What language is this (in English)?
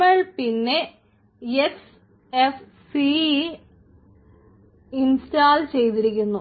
Malayalam